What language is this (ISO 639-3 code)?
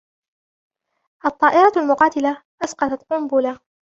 ara